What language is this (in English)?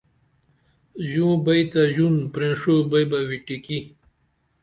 Dameli